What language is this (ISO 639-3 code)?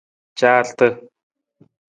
nmz